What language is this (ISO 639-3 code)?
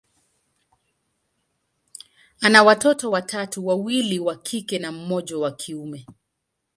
swa